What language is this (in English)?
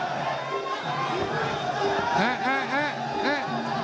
Thai